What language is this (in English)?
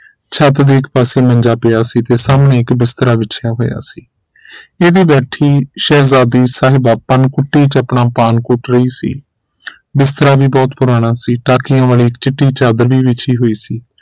Punjabi